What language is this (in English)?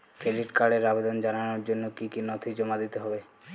Bangla